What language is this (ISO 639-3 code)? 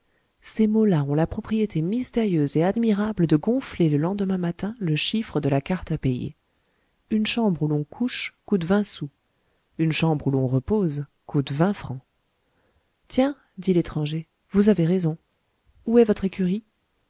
fra